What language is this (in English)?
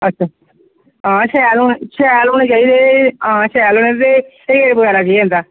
Dogri